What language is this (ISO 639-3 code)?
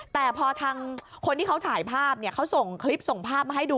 tha